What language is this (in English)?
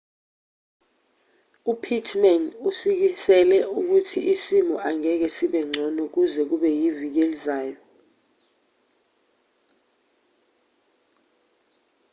Zulu